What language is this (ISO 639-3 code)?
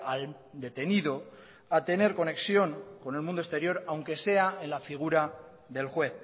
spa